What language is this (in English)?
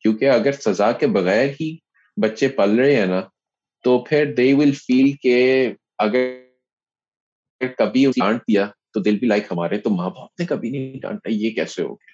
Urdu